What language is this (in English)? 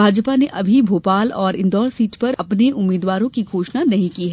Hindi